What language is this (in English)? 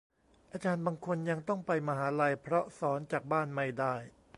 Thai